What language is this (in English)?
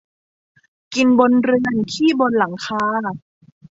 Thai